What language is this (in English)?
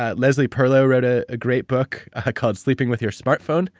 English